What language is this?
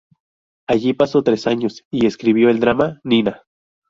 Spanish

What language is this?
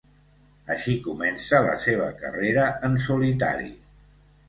Catalan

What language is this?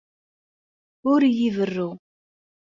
Kabyle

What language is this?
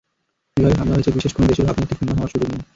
Bangla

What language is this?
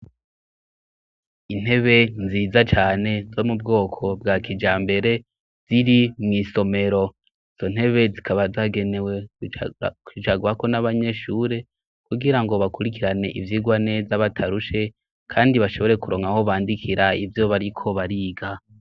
Rundi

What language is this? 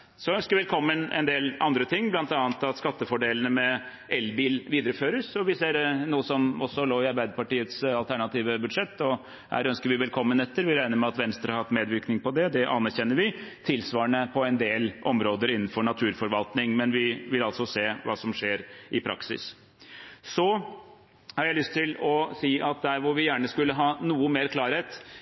Norwegian Bokmål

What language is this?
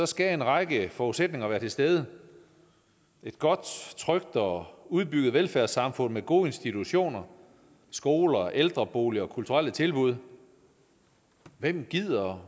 Danish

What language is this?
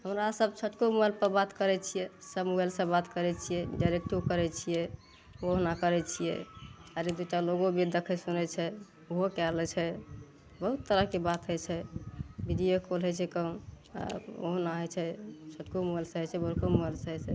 Maithili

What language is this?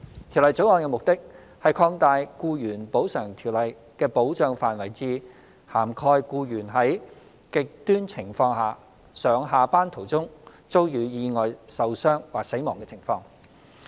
Cantonese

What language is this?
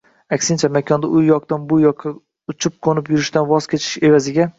Uzbek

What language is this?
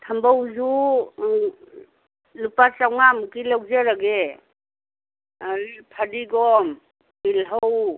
Manipuri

